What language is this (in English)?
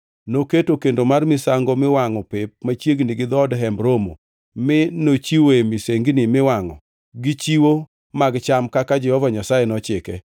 Luo (Kenya and Tanzania)